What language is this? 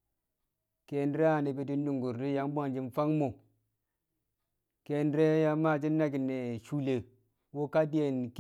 Kamo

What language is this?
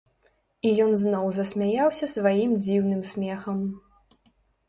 Belarusian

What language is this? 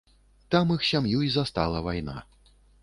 Belarusian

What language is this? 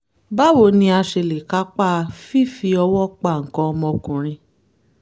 Yoruba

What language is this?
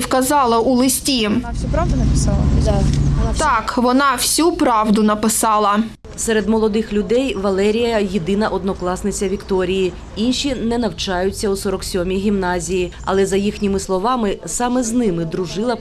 Ukrainian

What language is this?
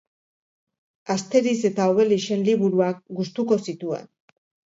Basque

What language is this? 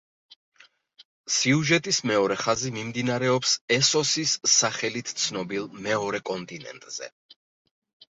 Georgian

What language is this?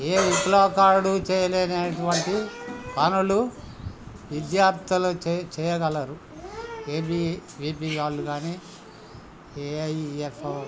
Telugu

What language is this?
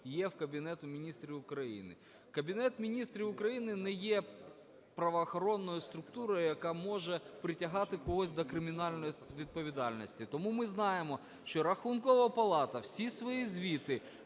Ukrainian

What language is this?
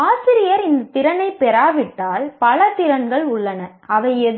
Tamil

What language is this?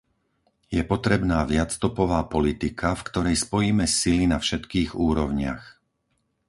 Slovak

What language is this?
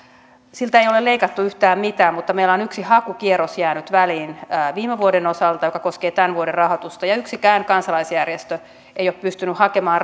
Finnish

